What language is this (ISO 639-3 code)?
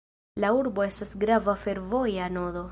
epo